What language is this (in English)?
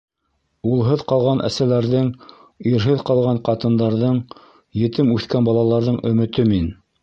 Bashkir